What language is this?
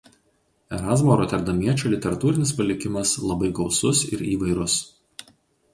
Lithuanian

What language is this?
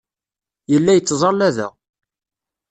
Kabyle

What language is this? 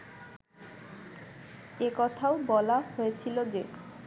Bangla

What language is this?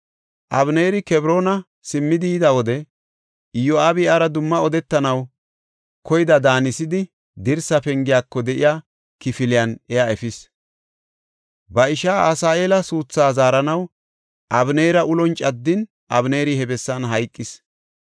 Gofa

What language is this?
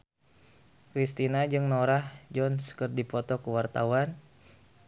Sundanese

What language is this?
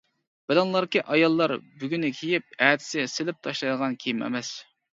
Uyghur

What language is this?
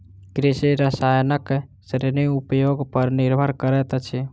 Maithili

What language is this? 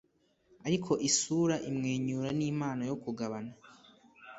Kinyarwanda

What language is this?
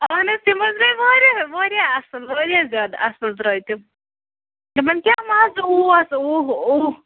Kashmiri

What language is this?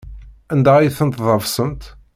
Kabyle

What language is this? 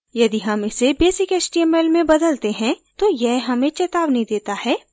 Hindi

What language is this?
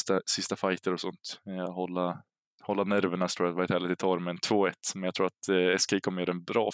Swedish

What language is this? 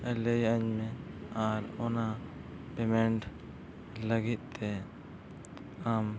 Santali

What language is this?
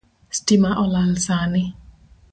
Luo (Kenya and Tanzania)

